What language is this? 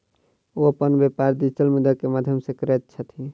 Maithili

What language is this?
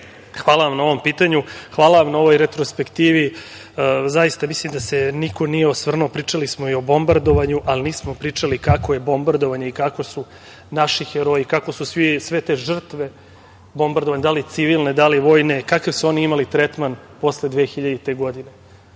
Serbian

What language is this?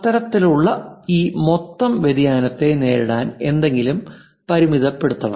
Malayalam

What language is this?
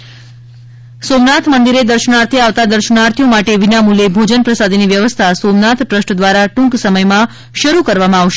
Gujarati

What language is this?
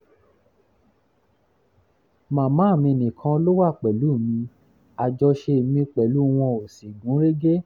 Yoruba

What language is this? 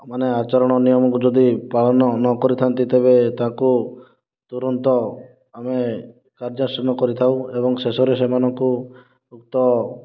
Odia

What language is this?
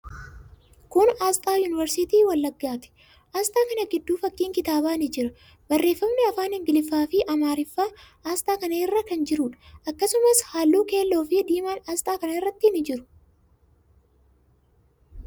Oromo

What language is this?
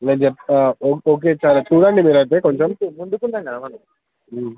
Telugu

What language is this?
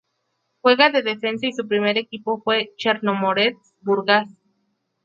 Spanish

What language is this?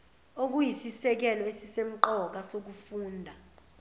Zulu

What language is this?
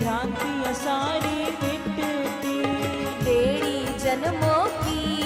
Hindi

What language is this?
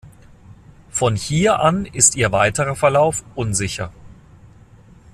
German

